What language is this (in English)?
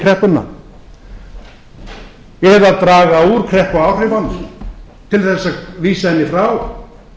Icelandic